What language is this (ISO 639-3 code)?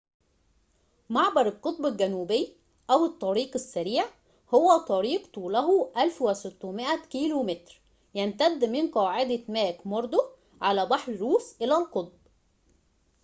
ara